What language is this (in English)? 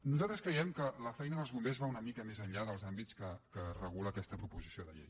Catalan